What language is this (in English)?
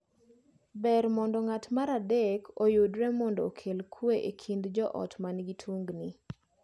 Luo (Kenya and Tanzania)